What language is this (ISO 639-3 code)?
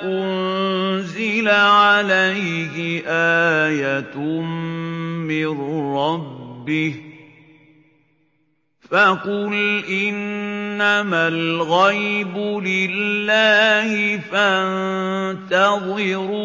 ara